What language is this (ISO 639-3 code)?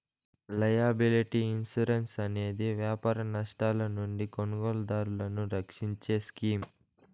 tel